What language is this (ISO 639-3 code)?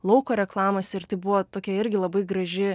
lit